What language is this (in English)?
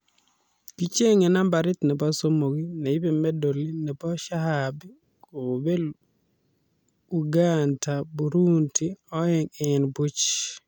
Kalenjin